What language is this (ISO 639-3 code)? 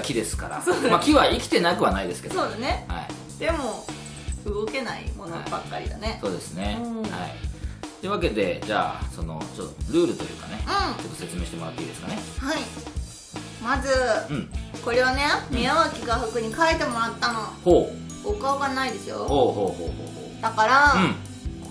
jpn